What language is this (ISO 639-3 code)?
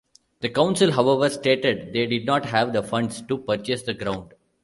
eng